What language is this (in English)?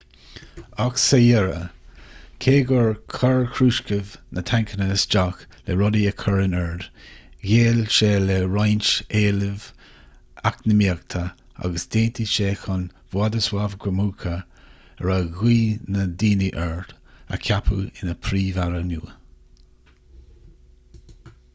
Irish